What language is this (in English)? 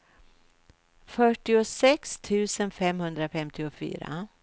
Swedish